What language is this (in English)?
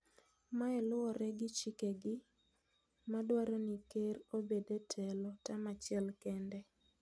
Luo (Kenya and Tanzania)